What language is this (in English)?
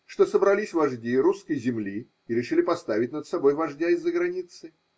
Russian